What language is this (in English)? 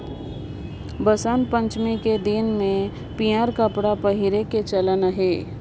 Chhattisgarhi